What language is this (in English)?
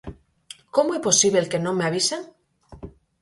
Galician